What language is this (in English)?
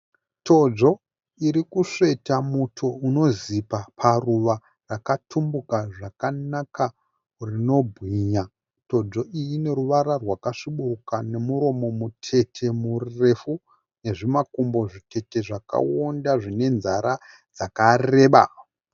Shona